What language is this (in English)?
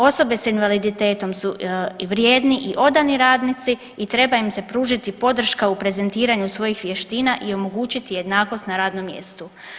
Croatian